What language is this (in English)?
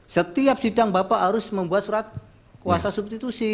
Indonesian